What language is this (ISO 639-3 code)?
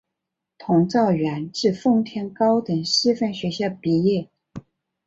zho